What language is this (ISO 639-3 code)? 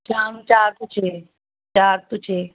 pan